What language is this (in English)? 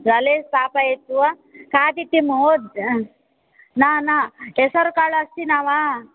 Sanskrit